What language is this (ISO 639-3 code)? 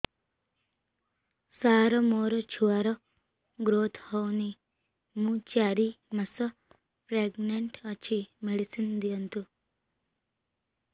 ori